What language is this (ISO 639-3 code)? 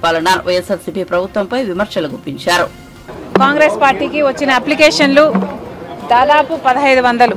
tel